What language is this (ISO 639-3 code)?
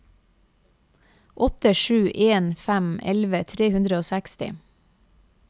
nor